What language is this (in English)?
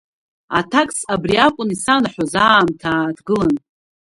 Abkhazian